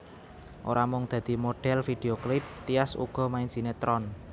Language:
Javanese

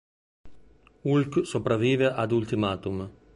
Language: Italian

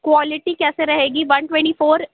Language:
Urdu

